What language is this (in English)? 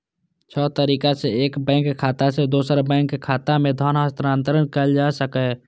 Maithili